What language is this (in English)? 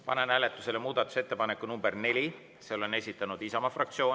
Estonian